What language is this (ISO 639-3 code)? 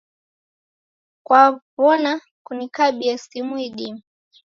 dav